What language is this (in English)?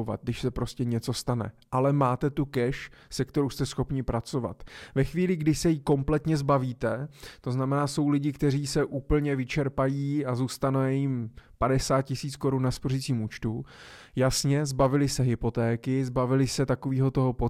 Czech